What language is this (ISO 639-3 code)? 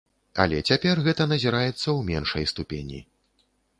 bel